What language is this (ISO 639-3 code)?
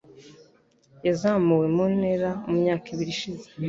kin